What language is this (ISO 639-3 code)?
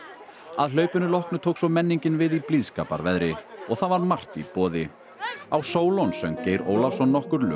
isl